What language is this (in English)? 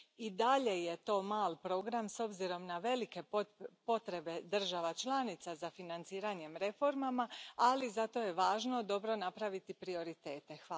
Croatian